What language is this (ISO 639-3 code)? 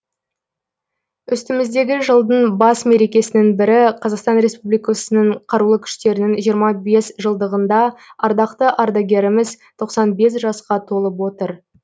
kaz